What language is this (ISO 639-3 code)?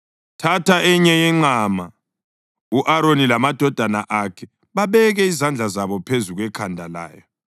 nde